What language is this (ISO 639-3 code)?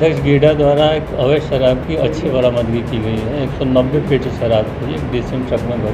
hin